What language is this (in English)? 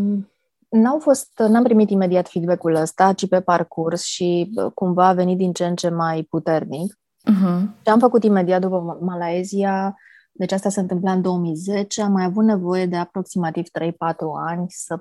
Romanian